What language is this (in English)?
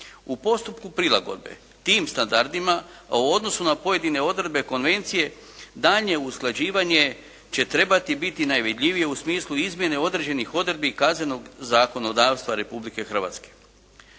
Croatian